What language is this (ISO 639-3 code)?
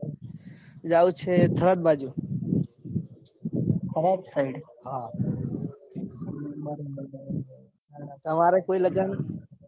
guj